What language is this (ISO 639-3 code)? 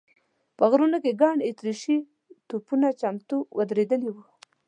pus